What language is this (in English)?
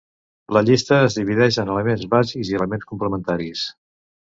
Catalan